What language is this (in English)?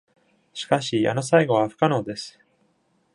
Japanese